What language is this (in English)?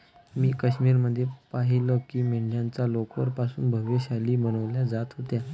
Marathi